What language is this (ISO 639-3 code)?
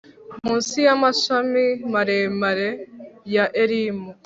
kin